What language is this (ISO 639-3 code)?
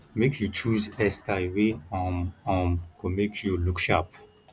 pcm